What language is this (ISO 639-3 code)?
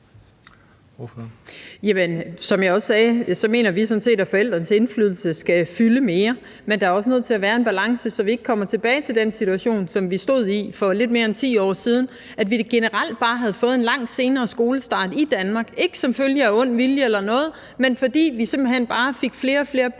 dan